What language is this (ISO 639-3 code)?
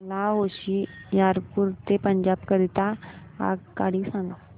mar